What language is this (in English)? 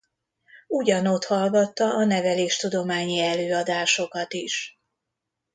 Hungarian